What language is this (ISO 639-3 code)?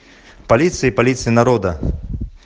rus